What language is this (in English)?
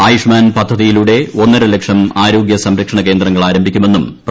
Malayalam